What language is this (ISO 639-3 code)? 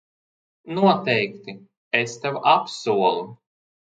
lav